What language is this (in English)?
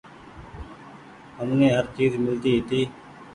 Goaria